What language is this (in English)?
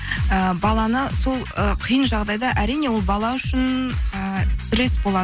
Kazakh